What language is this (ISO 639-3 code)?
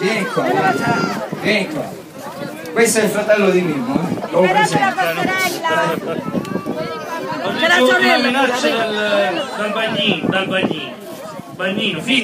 ita